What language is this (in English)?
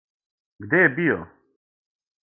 Serbian